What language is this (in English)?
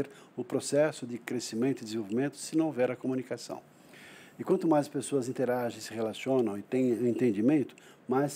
Portuguese